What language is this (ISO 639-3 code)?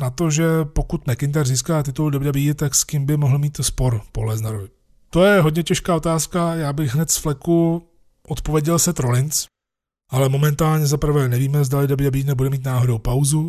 ces